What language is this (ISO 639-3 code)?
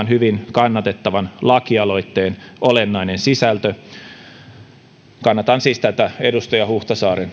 fin